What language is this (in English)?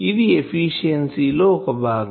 Telugu